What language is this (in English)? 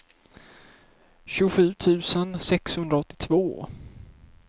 Swedish